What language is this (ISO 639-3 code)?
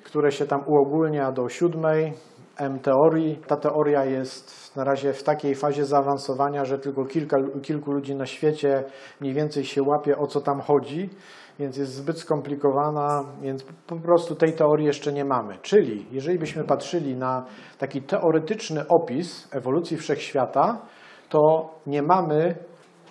pol